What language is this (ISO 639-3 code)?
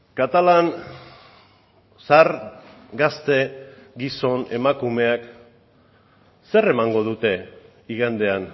eus